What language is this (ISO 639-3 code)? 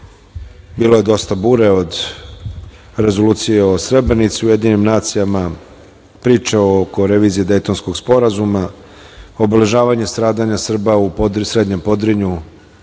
srp